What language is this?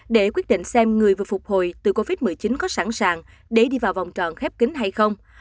Vietnamese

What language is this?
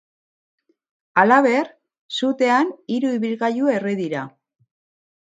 Basque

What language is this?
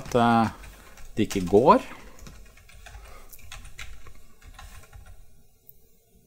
Norwegian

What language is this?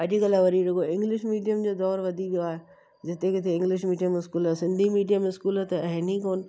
Sindhi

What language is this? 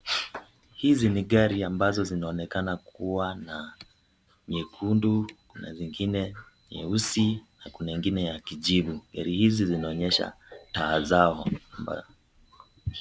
Swahili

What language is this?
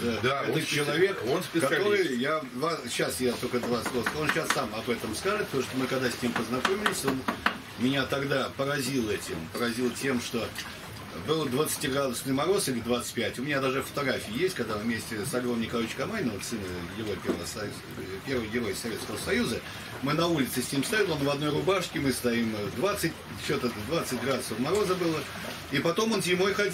Russian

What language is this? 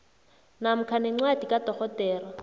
South Ndebele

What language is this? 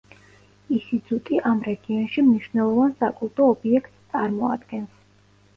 Georgian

